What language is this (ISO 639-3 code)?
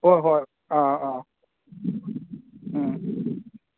mni